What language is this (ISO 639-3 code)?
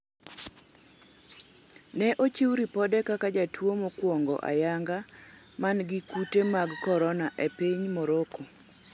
luo